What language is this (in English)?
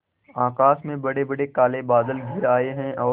Hindi